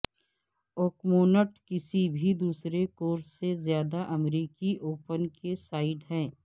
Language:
Urdu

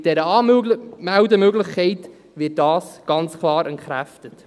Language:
Swiss German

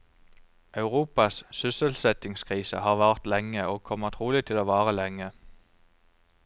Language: Norwegian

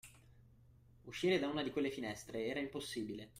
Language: Italian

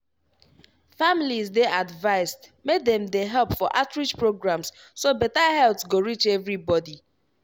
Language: Nigerian Pidgin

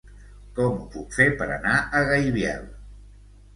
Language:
Catalan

